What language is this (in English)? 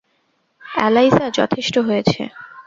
Bangla